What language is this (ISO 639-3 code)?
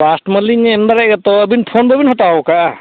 sat